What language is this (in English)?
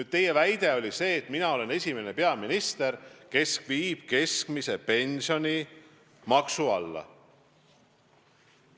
Estonian